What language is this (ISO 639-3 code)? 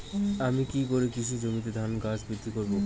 ben